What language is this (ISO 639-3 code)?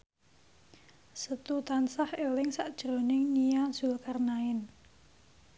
jav